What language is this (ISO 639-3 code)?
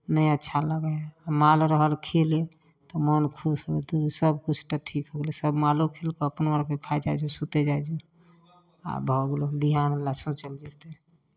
mai